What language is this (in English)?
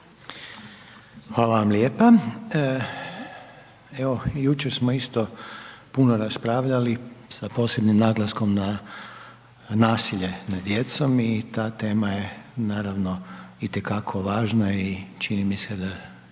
Croatian